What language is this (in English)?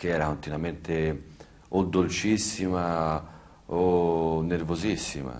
Italian